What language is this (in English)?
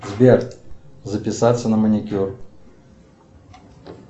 Russian